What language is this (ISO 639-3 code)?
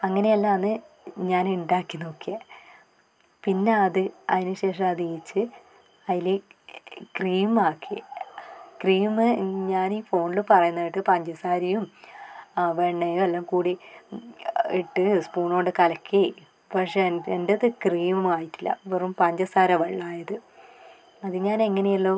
mal